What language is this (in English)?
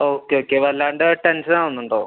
Malayalam